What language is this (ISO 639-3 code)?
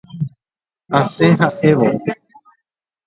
grn